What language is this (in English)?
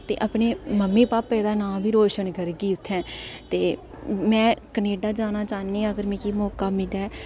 Dogri